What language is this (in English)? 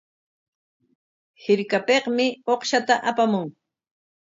Corongo Ancash Quechua